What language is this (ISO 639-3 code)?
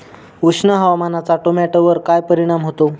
mar